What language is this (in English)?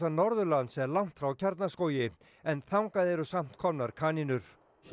Icelandic